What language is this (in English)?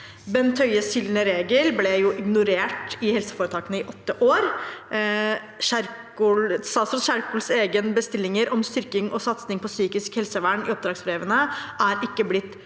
Norwegian